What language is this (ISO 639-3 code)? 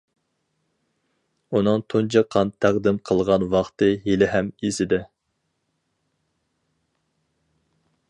uig